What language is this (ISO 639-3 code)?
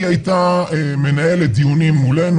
heb